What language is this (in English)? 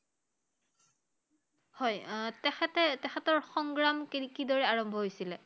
Assamese